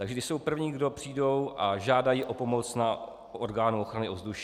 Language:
Czech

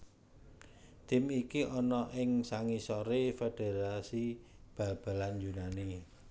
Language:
Javanese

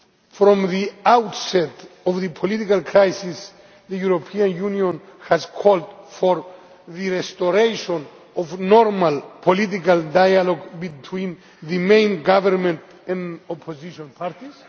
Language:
English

